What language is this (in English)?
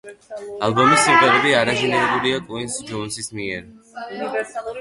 Georgian